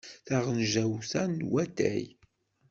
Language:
Kabyle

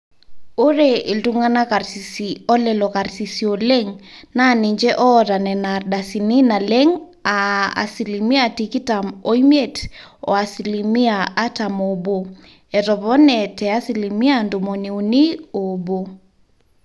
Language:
Masai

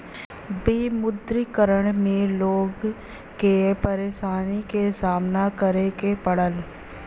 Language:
Bhojpuri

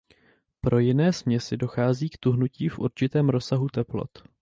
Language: Czech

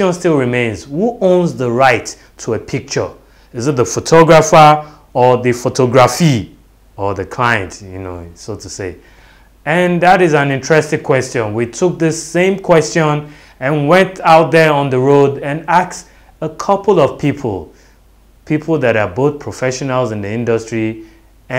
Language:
English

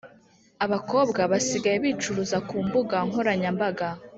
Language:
Kinyarwanda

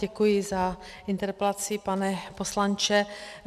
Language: Czech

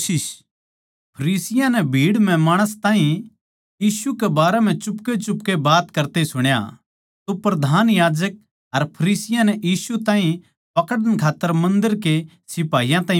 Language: Haryanvi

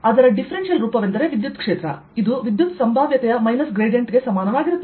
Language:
Kannada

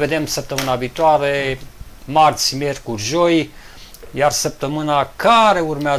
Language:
Romanian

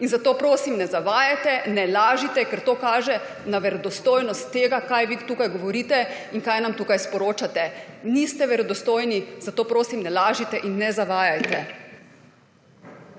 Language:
Slovenian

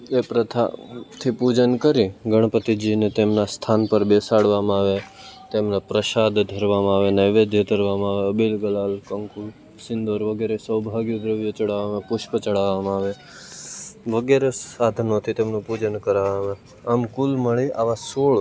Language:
Gujarati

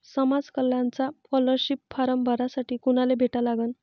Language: Marathi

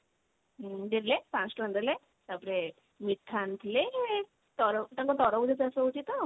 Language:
Odia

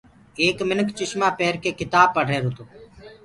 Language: Gurgula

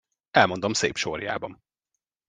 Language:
Hungarian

